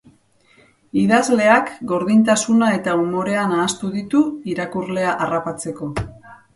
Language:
Basque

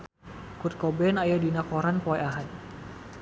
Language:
Sundanese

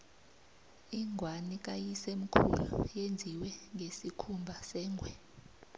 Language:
South Ndebele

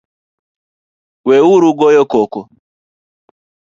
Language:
Luo (Kenya and Tanzania)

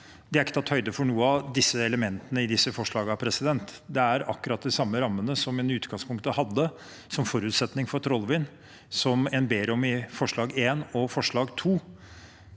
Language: Norwegian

